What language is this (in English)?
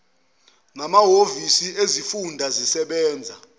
Zulu